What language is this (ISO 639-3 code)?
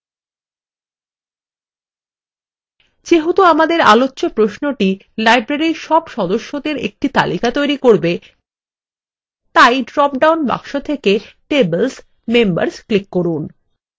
ben